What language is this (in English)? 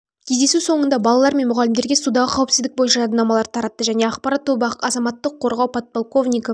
Kazakh